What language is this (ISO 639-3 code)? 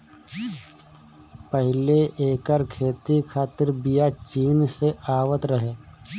bho